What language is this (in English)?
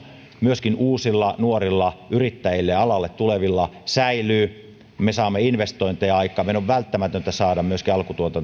Finnish